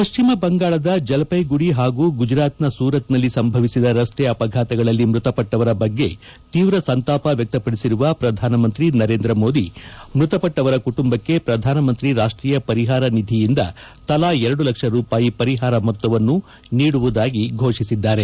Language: Kannada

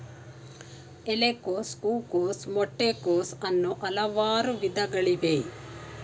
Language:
Kannada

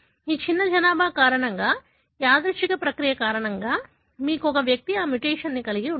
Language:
Telugu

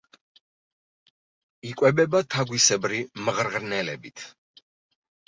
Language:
Georgian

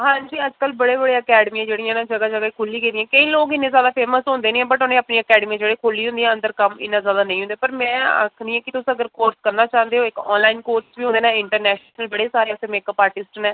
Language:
Dogri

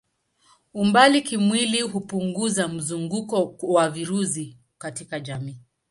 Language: Swahili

